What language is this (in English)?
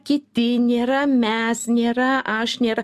Lithuanian